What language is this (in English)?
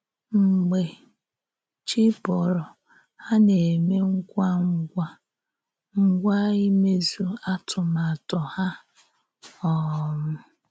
Igbo